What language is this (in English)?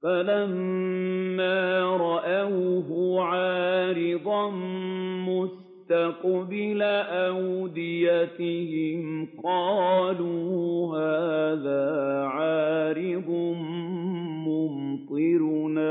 Arabic